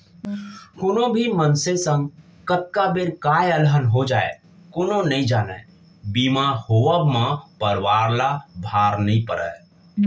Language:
Chhattisgarhi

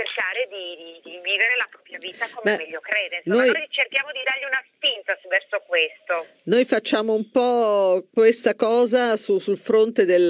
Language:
Italian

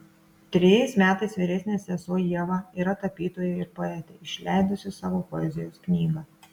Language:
Lithuanian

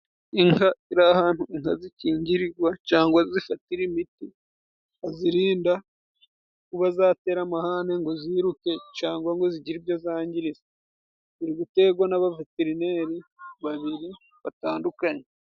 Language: Kinyarwanda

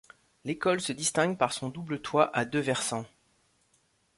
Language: French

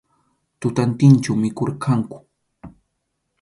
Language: Arequipa-La Unión Quechua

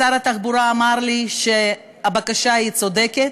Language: Hebrew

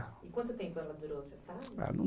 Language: Portuguese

